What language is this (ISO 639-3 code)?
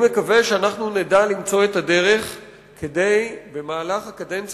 heb